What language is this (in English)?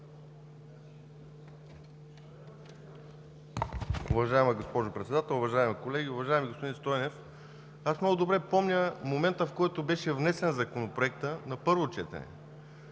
Bulgarian